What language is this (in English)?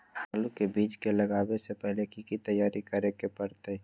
Magahi